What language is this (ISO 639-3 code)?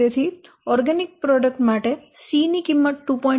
guj